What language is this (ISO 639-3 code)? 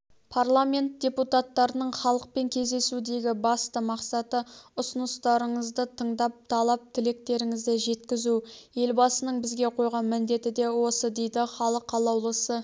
kaz